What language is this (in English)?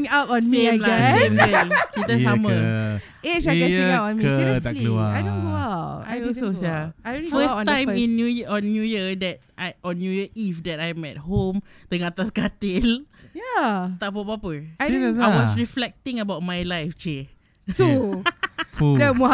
Malay